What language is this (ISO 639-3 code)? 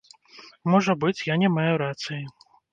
bel